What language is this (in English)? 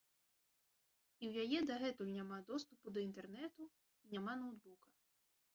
Belarusian